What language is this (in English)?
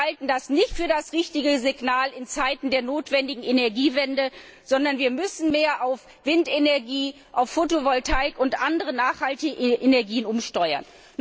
German